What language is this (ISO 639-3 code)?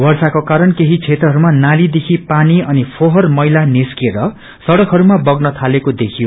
nep